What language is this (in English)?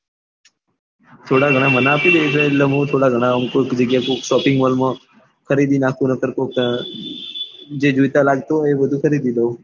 Gujarati